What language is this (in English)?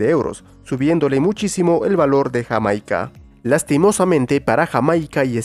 Spanish